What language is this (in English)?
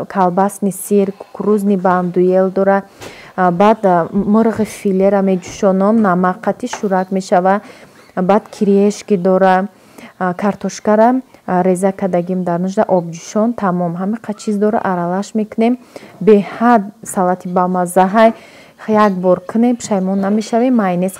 Turkish